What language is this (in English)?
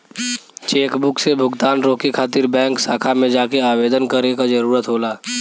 Bhojpuri